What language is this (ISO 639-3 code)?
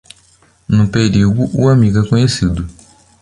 por